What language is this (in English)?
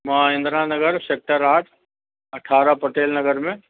Sindhi